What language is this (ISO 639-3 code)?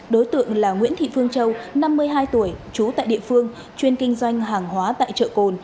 vie